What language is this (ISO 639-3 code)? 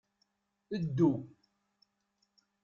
kab